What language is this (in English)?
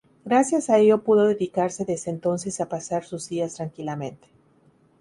Spanish